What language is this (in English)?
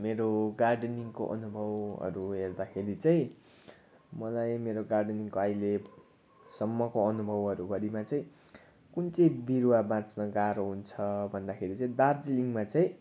Nepali